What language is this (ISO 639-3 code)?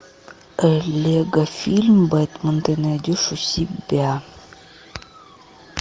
rus